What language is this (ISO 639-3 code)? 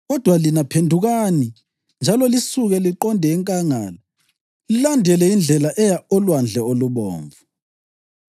nde